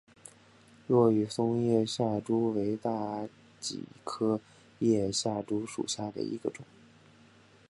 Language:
Chinese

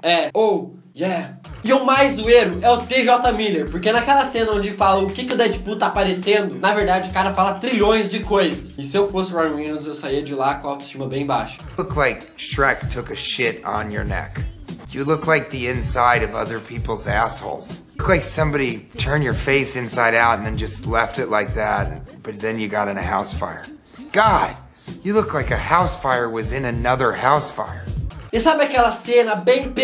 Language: Portuguese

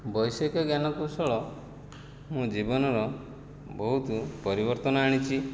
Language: Odia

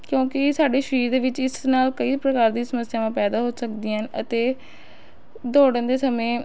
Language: Punjabi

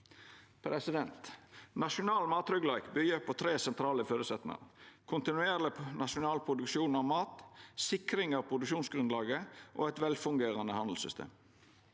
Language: Norwegian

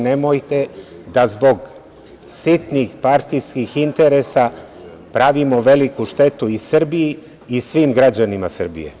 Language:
Serbian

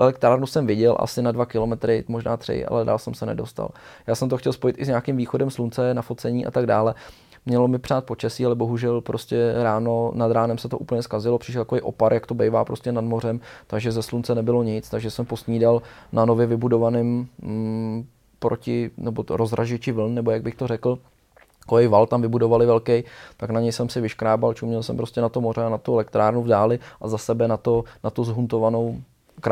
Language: Czech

